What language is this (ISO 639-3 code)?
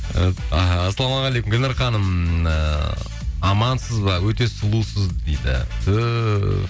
kaz